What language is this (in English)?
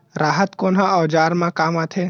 Chhattisgarhi